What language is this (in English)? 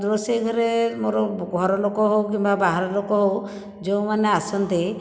Odia